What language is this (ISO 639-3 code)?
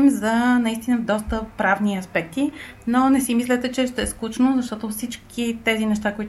bul